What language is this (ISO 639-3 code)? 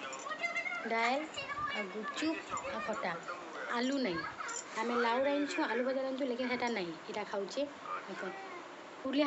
ara